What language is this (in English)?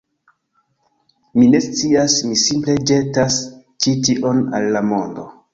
Esperanto